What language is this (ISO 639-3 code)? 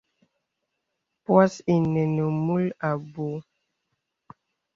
beb